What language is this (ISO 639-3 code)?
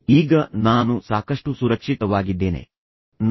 kan